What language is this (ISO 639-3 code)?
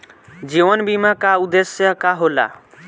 bho